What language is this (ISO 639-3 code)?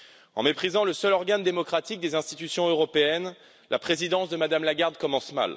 fra